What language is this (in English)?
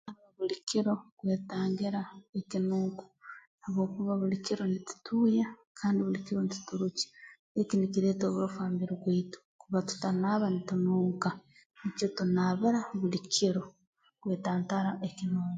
Tooro